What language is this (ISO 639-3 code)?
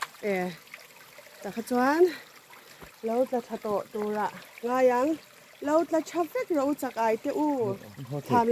tha